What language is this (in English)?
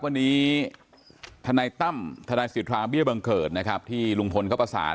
Thai